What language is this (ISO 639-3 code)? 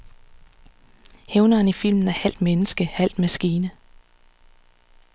dan